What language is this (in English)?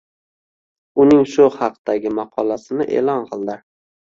Uzbek